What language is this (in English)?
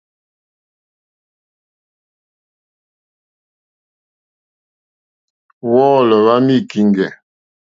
Mokpwe